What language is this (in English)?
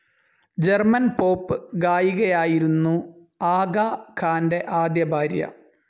Malayalam